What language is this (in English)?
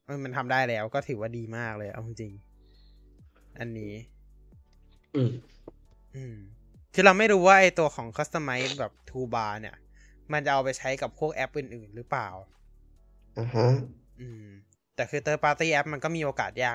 Thai